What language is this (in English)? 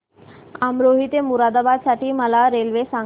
Marathi